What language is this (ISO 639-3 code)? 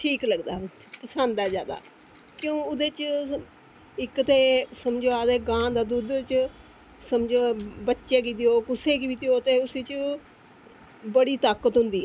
doi